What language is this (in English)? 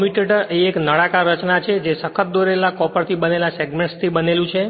Gujarati